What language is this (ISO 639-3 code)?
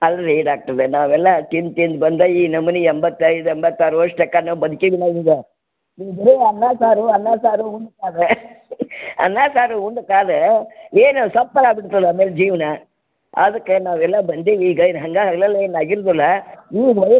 kan